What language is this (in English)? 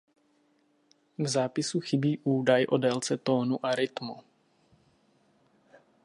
Czech